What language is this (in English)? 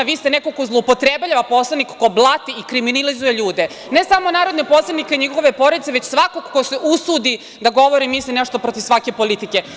Serbian